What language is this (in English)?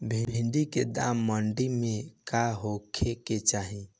Bhojpuri